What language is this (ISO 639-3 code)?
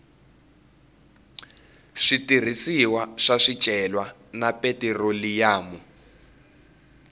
tso